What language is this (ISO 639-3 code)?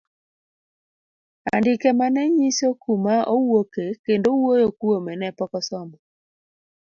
luo